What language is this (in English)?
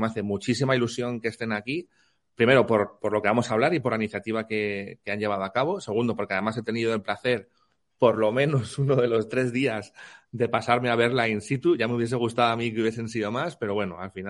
Spanish